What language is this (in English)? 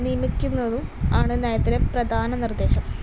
Malayalam